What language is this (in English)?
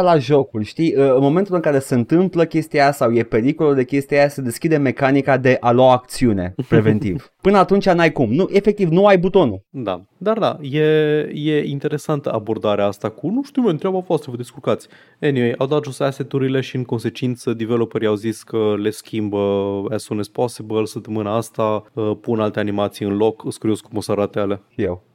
Romanian